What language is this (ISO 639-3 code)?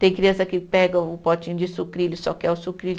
por